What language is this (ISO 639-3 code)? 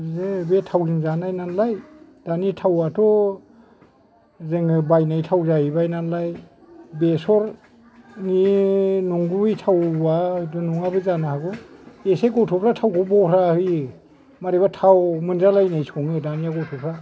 brx